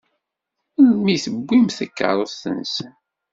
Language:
Kabyle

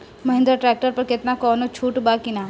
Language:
Bhojpuri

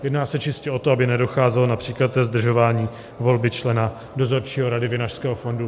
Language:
Czech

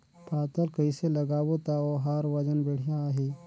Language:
Chhattisgarhi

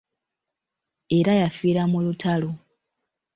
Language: Ganda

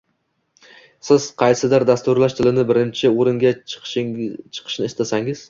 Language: Uzbek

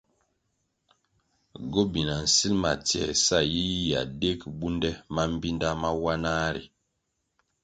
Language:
Kwasio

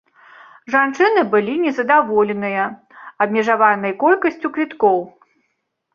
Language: Belarusian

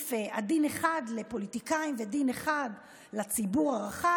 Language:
Hebrew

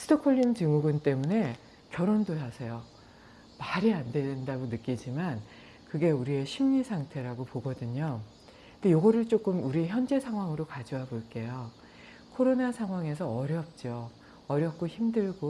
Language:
Korean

